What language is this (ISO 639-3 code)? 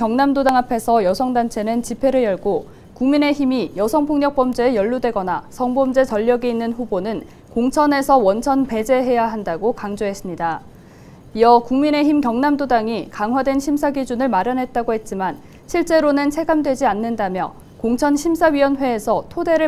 kor